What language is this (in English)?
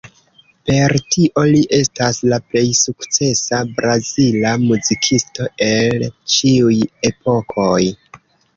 Esperanto